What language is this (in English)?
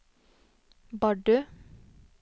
Norwegian